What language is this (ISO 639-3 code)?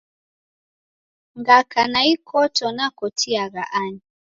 dav